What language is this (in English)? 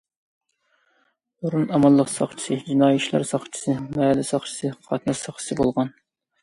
Uyghur